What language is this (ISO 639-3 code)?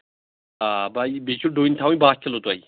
kas